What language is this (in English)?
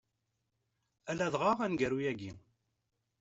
Kabyle